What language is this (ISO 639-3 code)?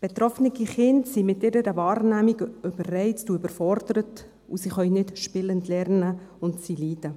gsw